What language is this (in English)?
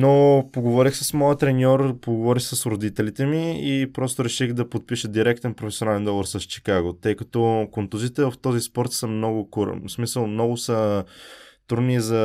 Bulgarian